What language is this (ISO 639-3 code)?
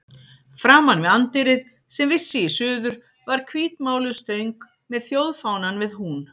isl